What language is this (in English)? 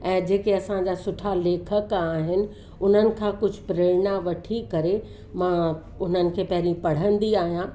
Sindhi